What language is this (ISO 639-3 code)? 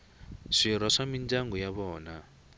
tso